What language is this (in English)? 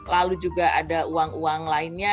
Indonesian